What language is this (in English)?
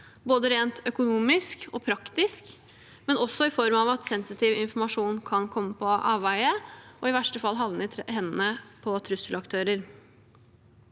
Norwegian